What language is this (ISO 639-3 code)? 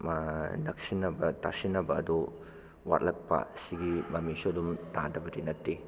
mni